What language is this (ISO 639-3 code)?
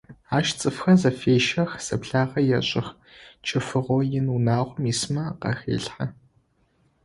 ady